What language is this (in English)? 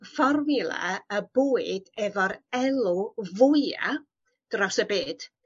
Welsh